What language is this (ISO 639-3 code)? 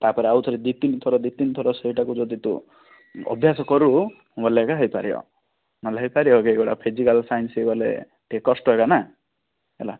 ori